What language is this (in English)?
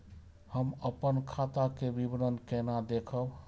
Maithili